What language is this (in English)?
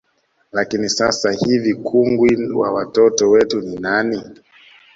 Swahili